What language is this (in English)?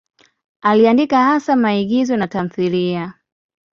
Swahili